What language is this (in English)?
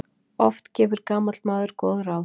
Icelandic